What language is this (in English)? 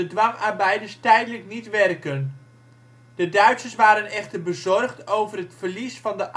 Dutch